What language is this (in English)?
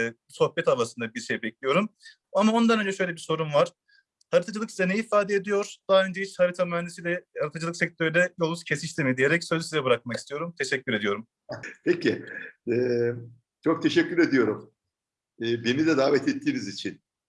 Turkish